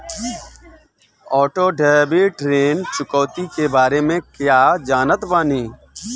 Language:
Bhojpuri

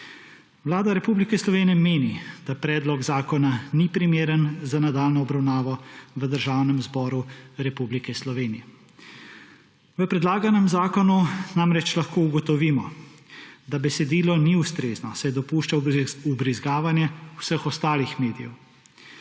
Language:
Slovenian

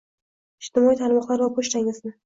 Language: Uzbek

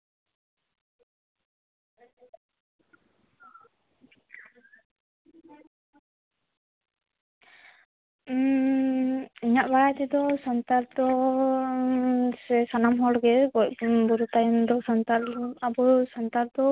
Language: Santali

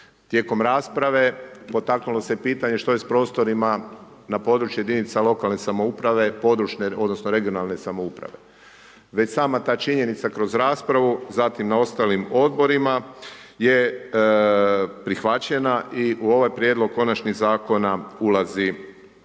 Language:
Croatian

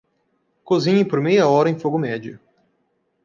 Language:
Portuguese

